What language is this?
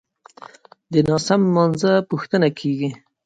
Pashto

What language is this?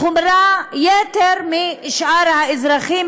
Hebrew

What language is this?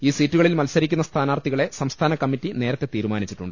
Malayalam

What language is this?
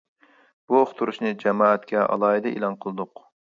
Uyghur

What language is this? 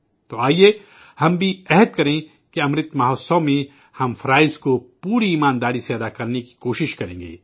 Urdu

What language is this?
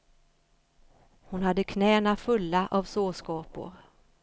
Swedish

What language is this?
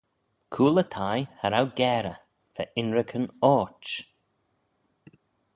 Manx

